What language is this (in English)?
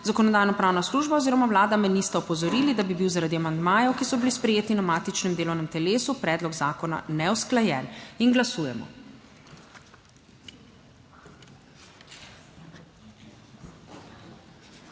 Slovenian